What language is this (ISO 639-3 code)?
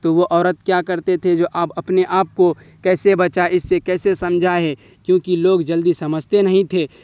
urd